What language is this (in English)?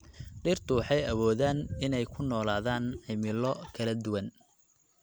Somali